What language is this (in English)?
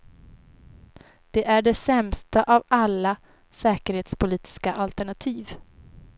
Swedish